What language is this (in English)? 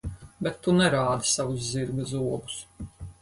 Latvian